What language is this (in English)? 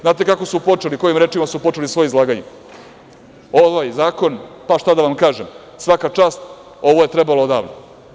Serbian